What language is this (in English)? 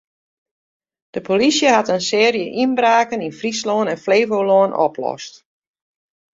Western Frisian